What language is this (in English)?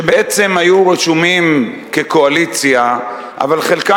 Hebrew